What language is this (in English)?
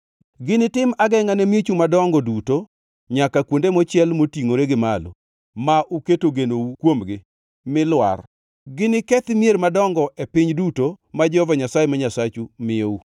Luo (Kenya and Tanzania)